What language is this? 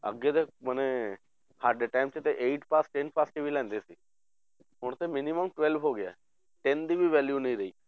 Punjabi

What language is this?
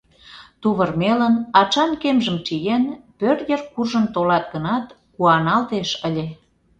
Mari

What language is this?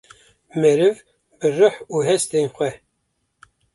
Kurdish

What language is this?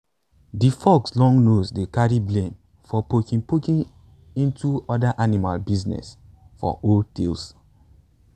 Nigerian Pidgin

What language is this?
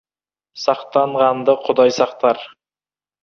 Kazakh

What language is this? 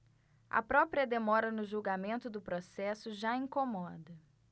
Portuguese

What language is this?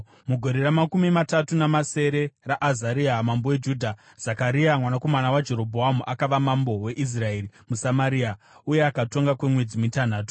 Shona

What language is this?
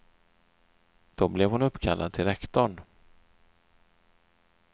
Swedish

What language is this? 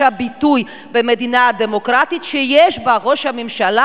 Hebrew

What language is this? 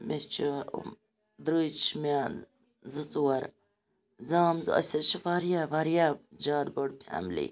Kashmiri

